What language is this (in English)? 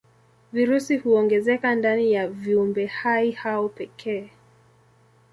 Swahili